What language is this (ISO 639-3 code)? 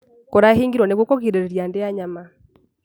kik